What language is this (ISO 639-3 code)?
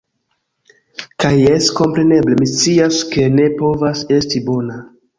epo